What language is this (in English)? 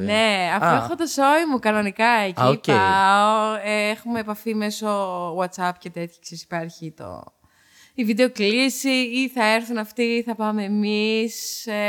Greek